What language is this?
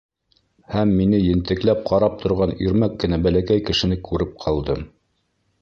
Bashkir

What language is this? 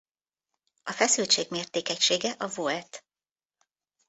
Hungarian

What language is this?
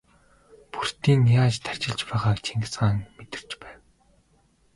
Mongolian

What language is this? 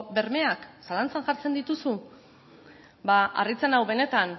Basque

